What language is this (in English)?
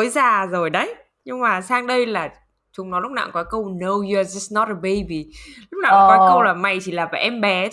Vietnamese